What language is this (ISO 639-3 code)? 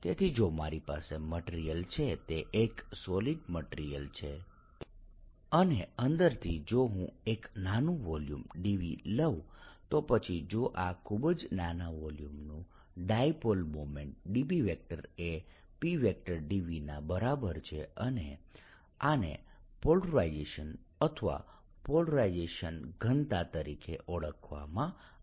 guj